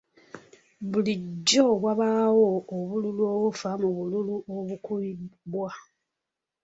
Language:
Ganda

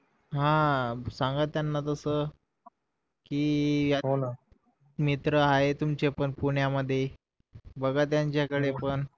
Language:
Marathi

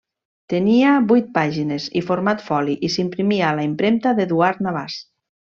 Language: Catalan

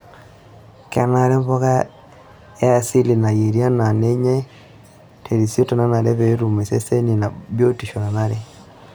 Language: Masai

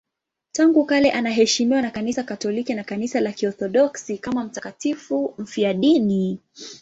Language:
Swahili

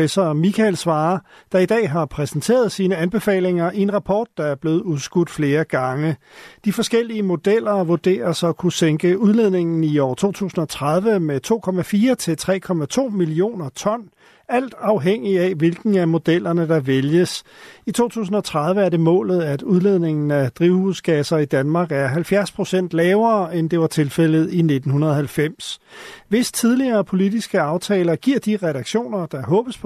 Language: Danish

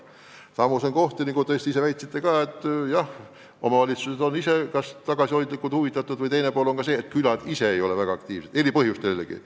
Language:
Estonian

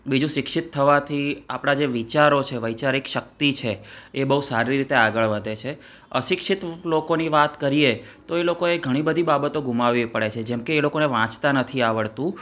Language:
Gujarati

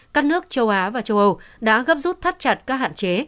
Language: Vietnamese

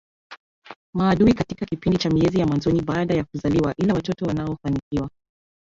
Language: Swahili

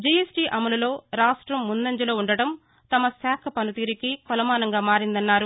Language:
Telugu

